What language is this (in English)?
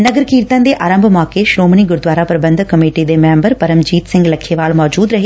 Punjabi